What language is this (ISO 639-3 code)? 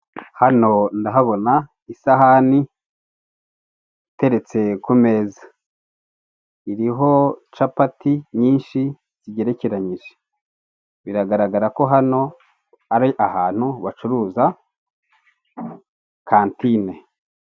kin